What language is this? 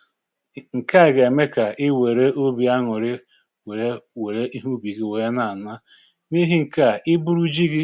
Igbo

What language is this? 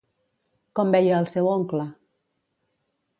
Catalan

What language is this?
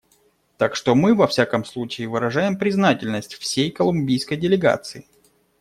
Russian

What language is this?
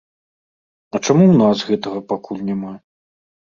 Belarusian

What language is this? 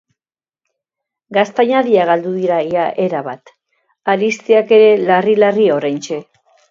Basque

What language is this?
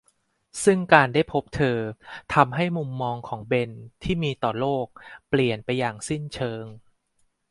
Thai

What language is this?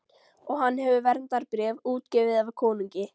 Icelandic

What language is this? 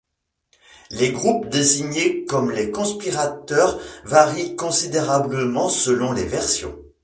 French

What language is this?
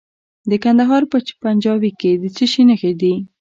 Pashto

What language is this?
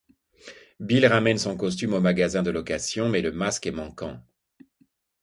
French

